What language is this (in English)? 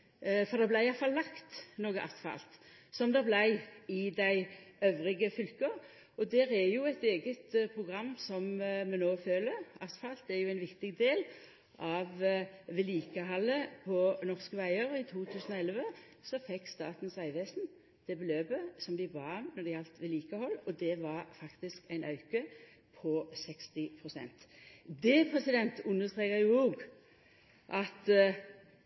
Norwegian Nynorsk